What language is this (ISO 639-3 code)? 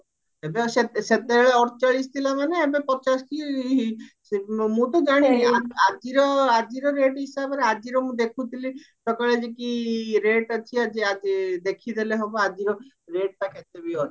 ori